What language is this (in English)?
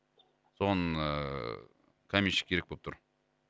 Kazakh